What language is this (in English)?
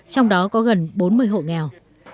Vietnamese